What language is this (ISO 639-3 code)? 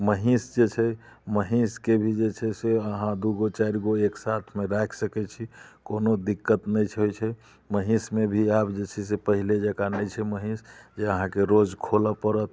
mai